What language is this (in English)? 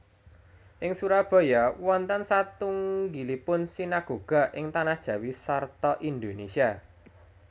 Javanese